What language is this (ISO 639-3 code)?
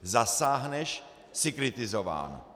ces